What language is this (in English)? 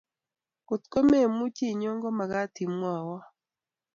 Kalenjin